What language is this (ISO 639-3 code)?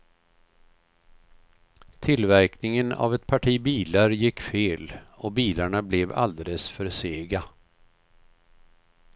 swe